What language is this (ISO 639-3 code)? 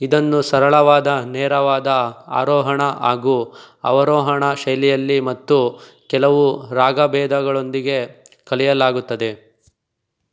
kan